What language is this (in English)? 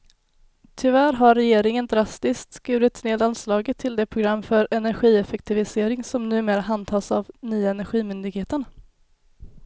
Swedish